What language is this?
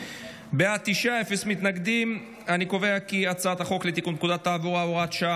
Hebrew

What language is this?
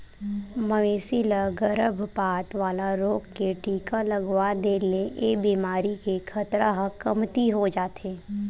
Chhattisgarhi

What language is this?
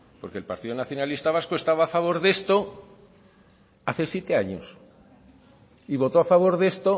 Spanish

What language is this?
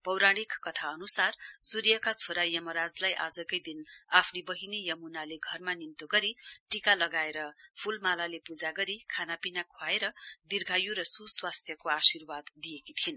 Nepali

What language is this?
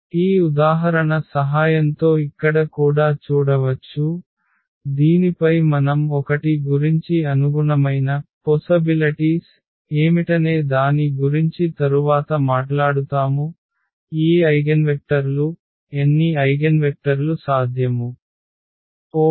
Telugu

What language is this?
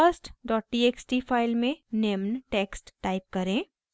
Hindi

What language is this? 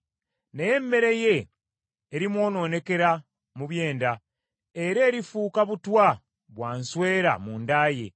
Ganda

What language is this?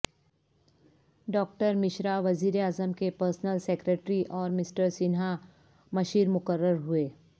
Urdu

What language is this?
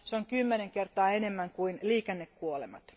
Finnish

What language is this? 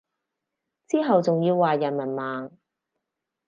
Cantonese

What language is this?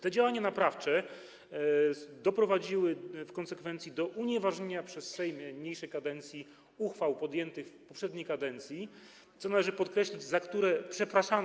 Polish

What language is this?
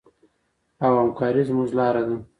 Pashto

